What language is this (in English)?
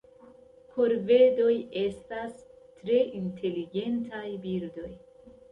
Esperanto